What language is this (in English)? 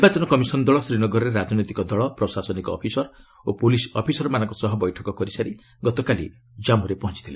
Odia